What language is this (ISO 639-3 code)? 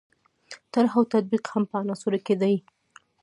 pus